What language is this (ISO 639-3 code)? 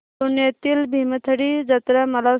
mar